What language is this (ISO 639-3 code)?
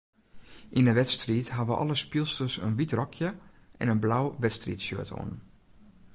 fry